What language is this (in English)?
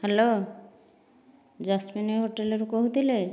Odia